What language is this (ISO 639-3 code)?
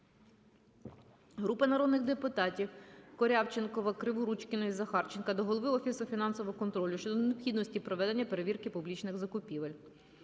ukr